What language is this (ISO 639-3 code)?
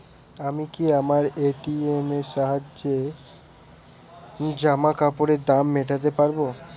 ben